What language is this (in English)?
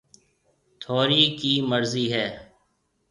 Marwari (Pakistan)